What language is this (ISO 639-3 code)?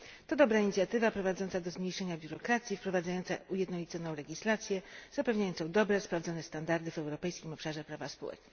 pol